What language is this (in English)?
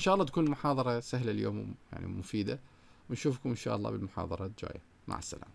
Arabic